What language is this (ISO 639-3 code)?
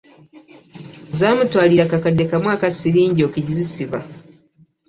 lug